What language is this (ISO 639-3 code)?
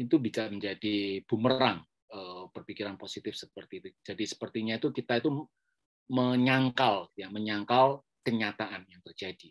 ind